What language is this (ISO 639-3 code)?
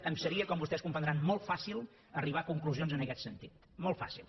cat